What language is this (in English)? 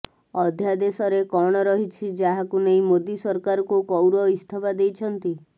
Odia